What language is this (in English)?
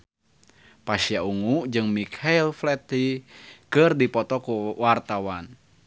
Sundanese